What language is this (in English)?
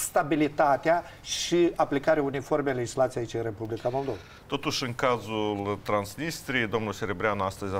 Romanian